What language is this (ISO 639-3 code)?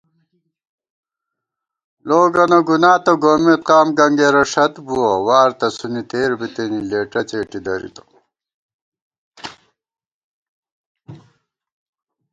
gwt